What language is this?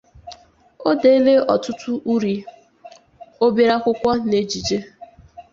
Igbo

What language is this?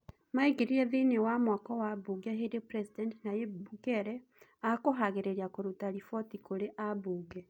Kikuyu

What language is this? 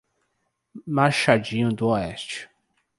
Portuguese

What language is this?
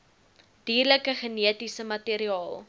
Afrikaans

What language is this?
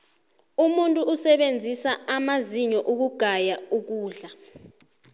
South Ndebele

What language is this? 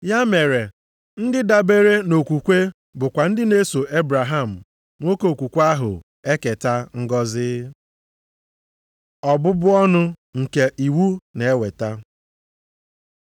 Igbo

